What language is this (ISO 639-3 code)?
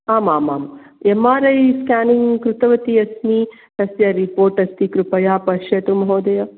san